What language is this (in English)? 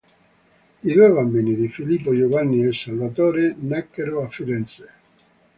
Italian